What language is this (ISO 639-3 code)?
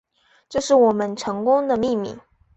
zho